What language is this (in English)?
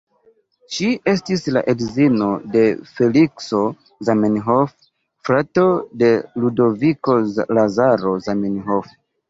Esperanto